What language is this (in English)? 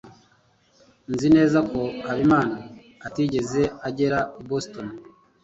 Kinyarwanda